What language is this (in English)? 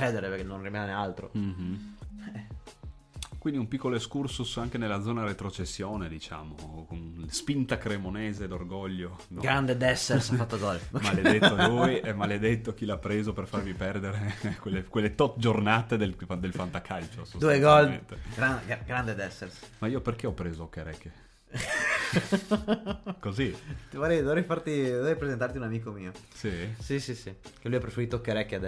Italian